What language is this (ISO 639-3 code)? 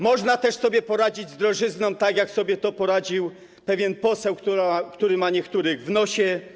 pol